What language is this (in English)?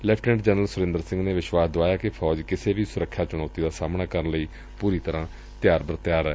Punjabi